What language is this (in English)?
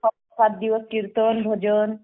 Marathi